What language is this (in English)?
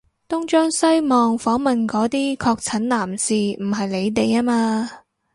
Cantonese